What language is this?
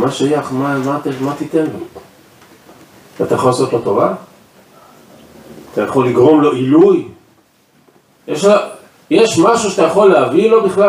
Hebrew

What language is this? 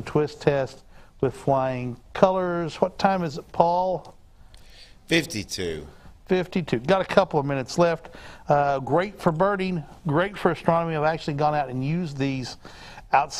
English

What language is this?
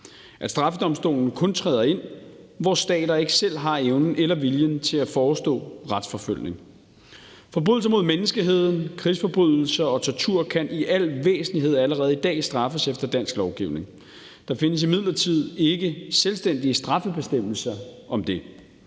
Danish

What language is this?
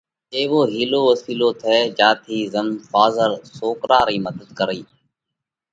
Parkari Koli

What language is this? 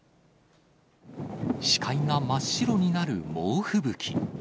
Japanese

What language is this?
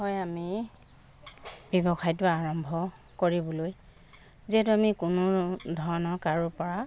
Assamese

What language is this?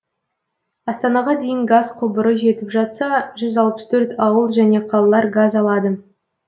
Kazakh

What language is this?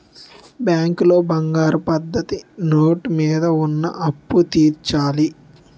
Telugu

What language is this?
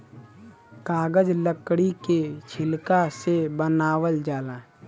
Bhojpuri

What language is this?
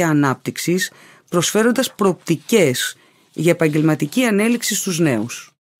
Greek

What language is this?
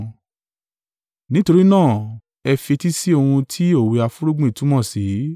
Yoruba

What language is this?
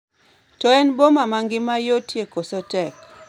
Luo (Kenya and Tanzania)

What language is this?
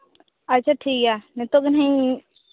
Santali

